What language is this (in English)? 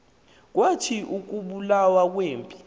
Xhosa